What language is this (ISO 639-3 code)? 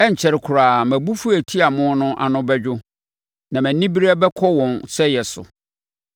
aka